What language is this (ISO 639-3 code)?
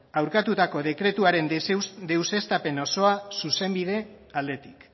eus